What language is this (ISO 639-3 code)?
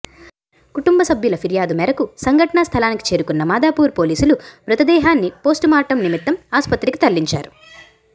tel